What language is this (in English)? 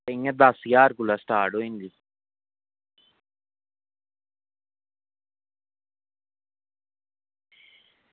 Dogri